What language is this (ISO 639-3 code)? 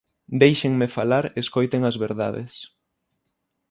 glg